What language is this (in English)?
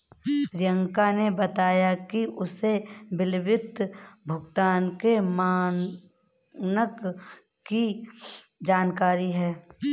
Hindi